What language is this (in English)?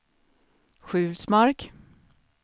Swedish